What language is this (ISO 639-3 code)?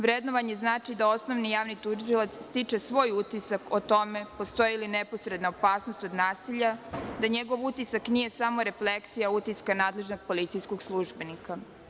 srp